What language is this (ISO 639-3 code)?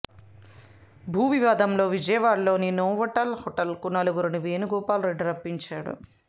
tel